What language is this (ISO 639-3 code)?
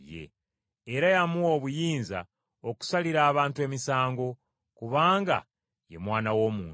lug